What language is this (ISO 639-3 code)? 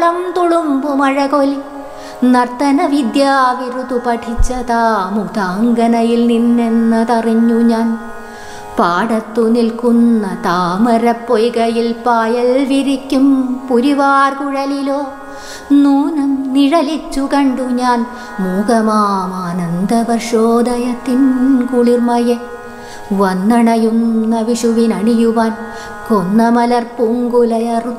mal